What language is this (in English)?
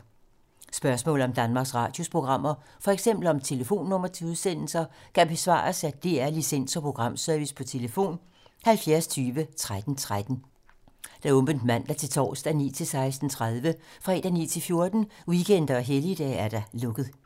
Danish